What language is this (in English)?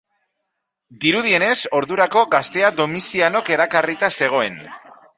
Basque